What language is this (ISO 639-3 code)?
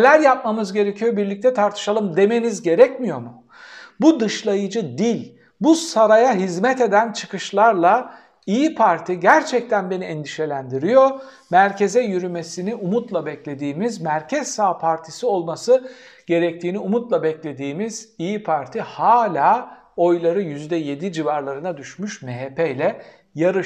tur